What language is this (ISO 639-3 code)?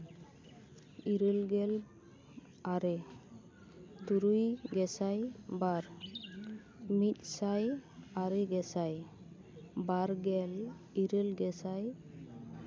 sat